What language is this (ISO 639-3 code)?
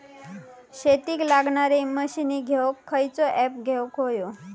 mar